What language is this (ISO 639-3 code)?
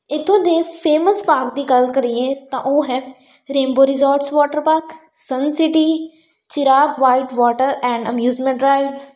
pan